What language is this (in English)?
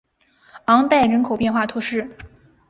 Chinese